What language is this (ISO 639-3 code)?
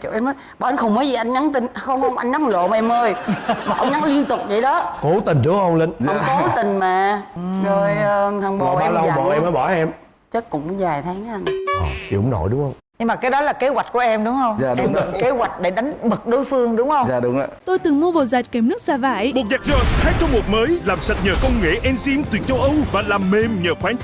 vie